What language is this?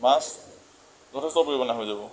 Assamese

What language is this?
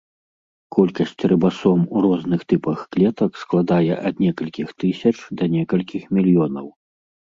Belarusian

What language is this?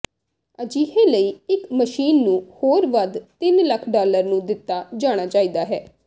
Punjabi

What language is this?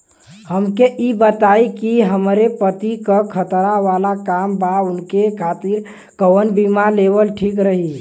Bhojpuri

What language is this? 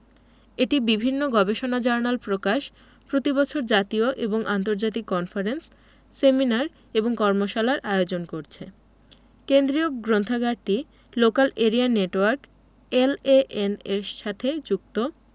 Bangla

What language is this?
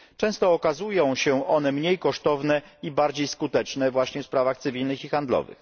Polish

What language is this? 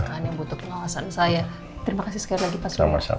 Indonesian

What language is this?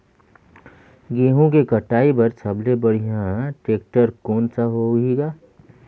Chhattisgarhi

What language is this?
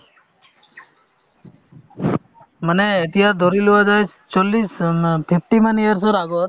Assamese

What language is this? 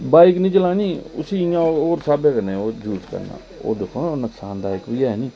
Dogri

